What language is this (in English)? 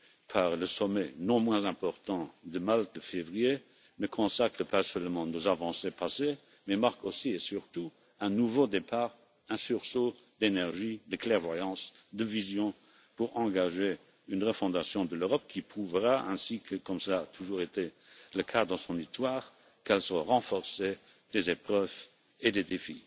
French